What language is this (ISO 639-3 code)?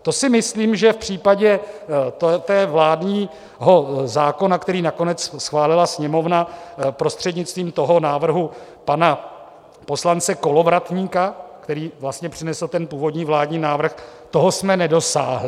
ces